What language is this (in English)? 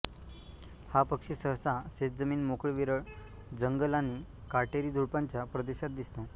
Marathi